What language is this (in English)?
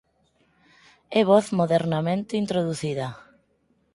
Galician